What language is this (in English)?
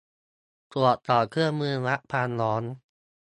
Thai